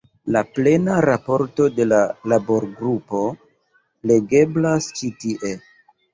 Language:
Esperanto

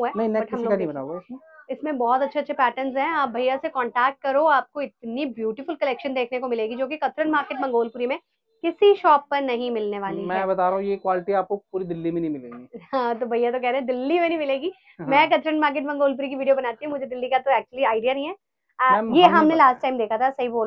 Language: Hindi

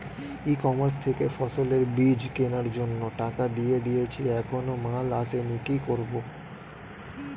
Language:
Bangla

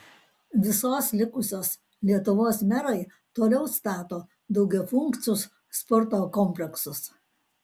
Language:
Lithuanian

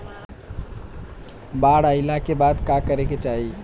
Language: Bhojpuri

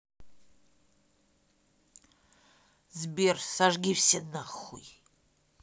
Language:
Russian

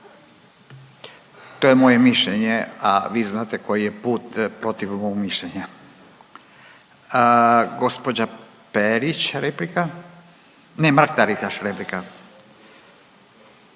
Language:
Croatian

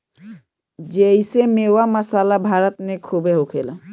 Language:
Bhojpuri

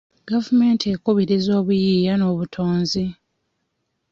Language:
Ganda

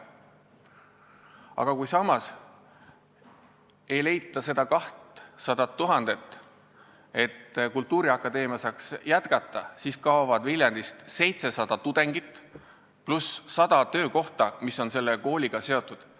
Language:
Estonian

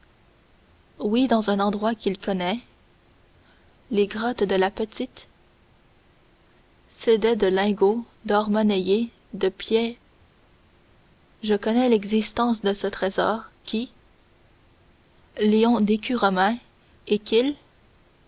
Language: French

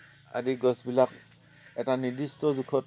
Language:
Assamese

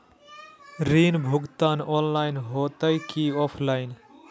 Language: Magahi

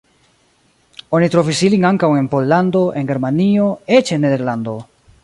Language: Esperanto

